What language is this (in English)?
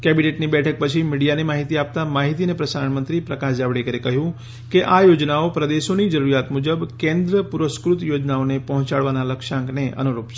Gujarati